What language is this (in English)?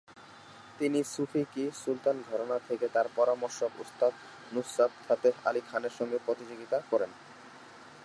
Bangla